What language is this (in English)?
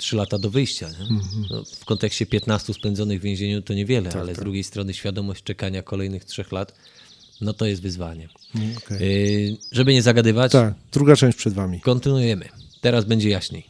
Polish